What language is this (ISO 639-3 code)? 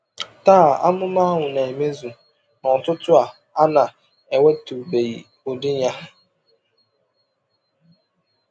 ibo